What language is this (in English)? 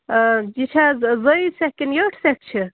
Kashmiri